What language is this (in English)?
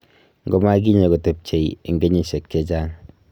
Kalenjin